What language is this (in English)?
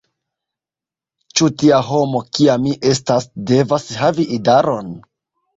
Esperanto